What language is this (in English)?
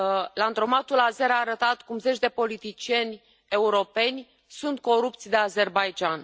Romanian